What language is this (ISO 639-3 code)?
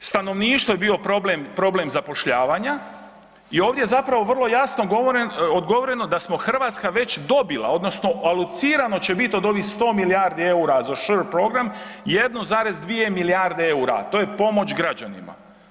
hrv